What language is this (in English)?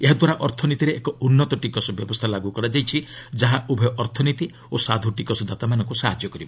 Odia